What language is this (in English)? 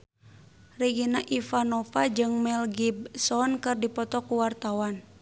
Sundanese